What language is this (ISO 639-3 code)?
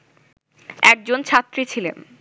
ben